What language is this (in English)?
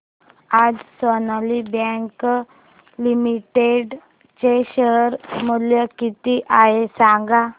Marathi